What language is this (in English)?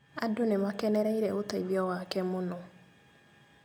Kikuyu